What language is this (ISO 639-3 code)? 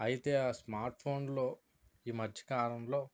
tel